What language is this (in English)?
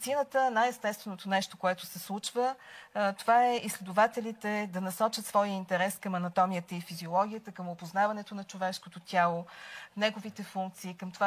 Bulgarian